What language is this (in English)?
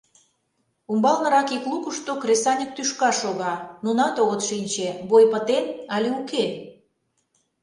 Mari